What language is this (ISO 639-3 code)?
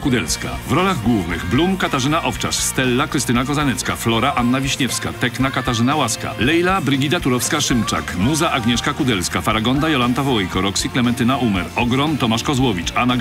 pol